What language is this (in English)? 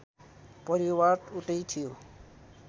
Nepali